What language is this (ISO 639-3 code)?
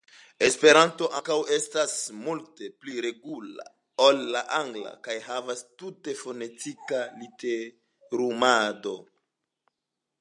epo